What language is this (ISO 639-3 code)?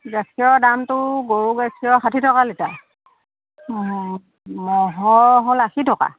asm